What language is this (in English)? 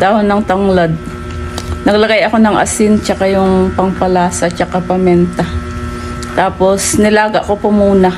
Filipino